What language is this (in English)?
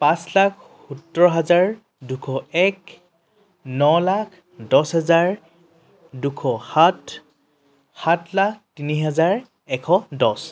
Assamese